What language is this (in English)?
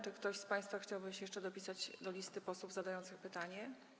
Polish